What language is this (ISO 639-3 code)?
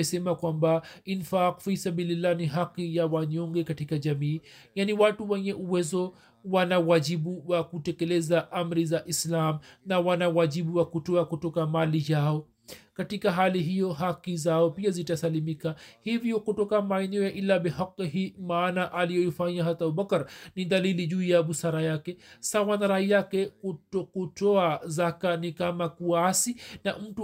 swa